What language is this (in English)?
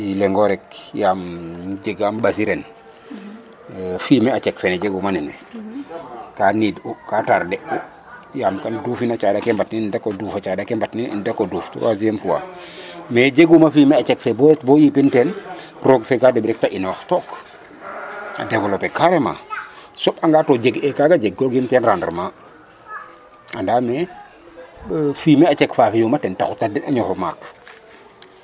Serer